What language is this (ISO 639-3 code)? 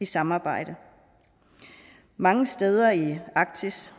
dan